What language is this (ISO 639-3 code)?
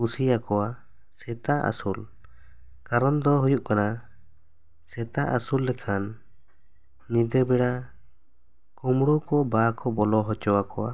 sat